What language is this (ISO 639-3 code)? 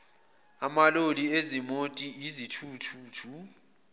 zul